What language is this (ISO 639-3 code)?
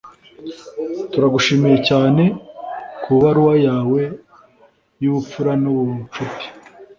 kin